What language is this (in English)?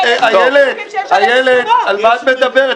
Hebrew